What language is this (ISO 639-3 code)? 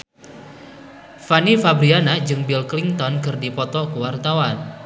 sun